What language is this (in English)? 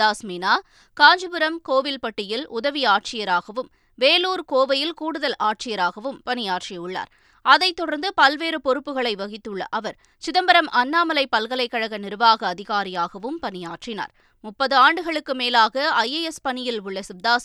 Tamil